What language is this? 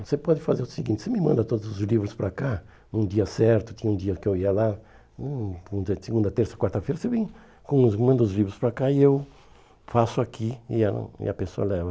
Portuguese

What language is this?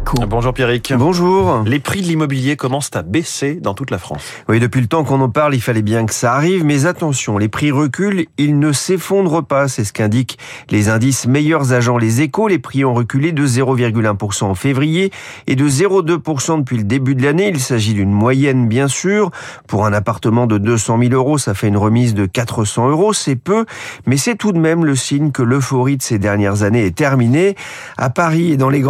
French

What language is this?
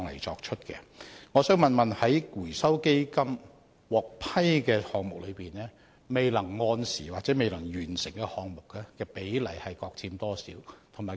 Cantonese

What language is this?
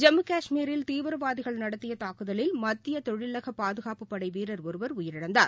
Tamil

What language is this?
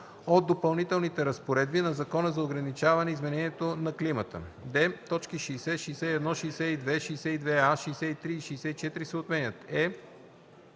Bulgarian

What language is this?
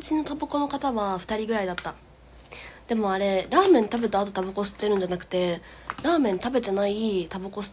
Japanese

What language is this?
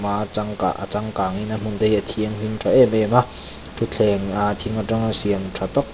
Mizo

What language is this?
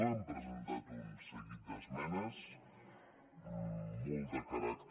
Catalan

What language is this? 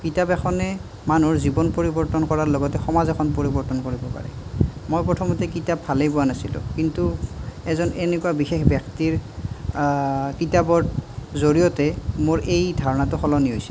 Assamese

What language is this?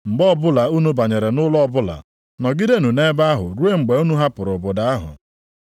Igbo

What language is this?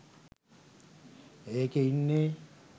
Sinhala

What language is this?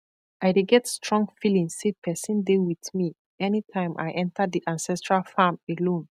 Nigerian Pidgin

